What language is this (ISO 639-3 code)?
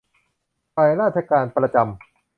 tha